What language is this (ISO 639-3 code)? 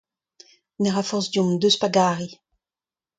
bre